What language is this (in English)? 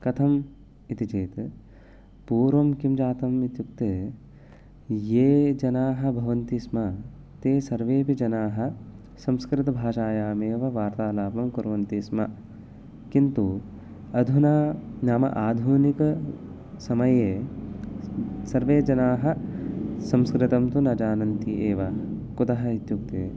Sanskrit